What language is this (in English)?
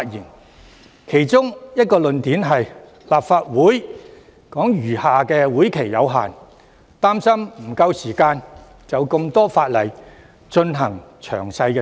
Cantonese